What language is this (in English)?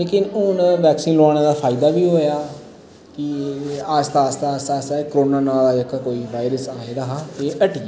Dogri